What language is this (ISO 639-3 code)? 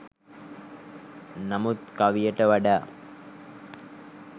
sin